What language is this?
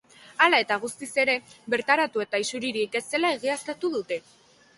Basque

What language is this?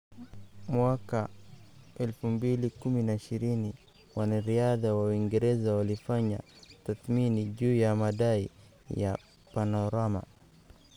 Somali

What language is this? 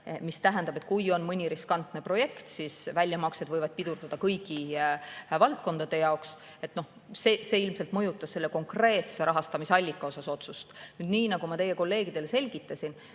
Estonian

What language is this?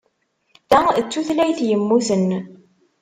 Kabyle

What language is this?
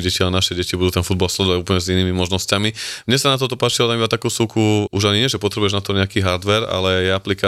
Slovak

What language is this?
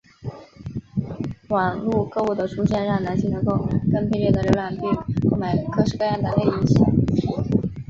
Chinese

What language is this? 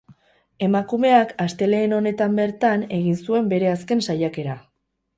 Basque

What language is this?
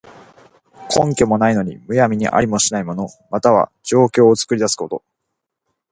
Japanese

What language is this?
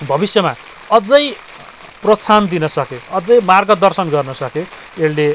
Nepali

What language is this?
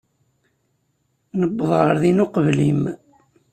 Kabyle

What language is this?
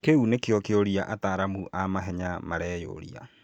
Kikuyu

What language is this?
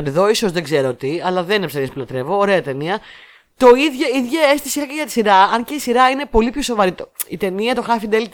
Greek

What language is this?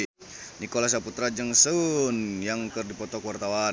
Sundanese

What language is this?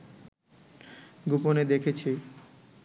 Bangla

